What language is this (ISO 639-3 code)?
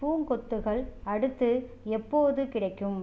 tam